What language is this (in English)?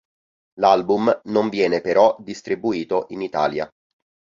Italian